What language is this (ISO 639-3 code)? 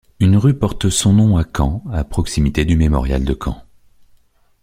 fra